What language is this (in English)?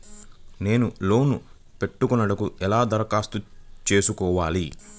Telugu